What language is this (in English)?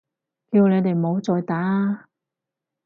Cantonese